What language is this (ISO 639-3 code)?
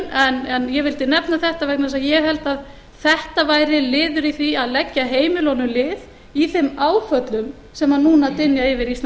isl